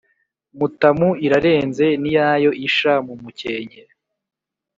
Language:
Kinyarwanda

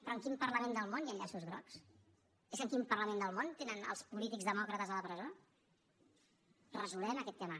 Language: Catalan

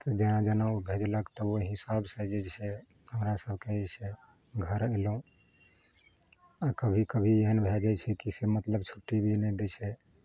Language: Maithili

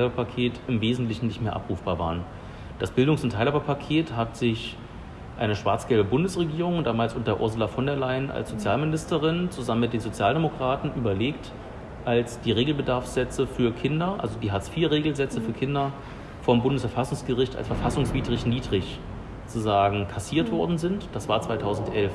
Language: German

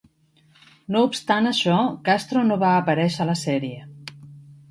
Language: Catalan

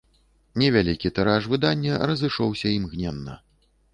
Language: Belarusian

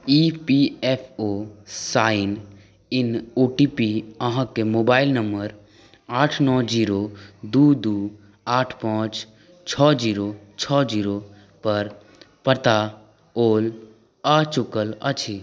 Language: Maithili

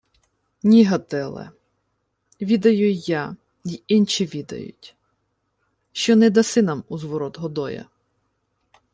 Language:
Ukrainian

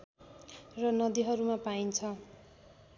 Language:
Nepali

